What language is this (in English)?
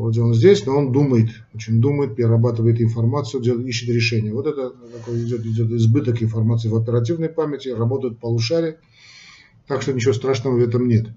Russian